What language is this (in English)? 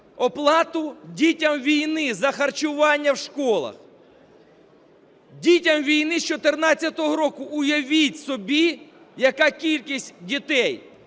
Ukrainian